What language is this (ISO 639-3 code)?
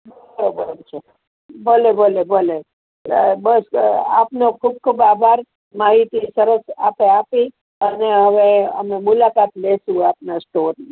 guj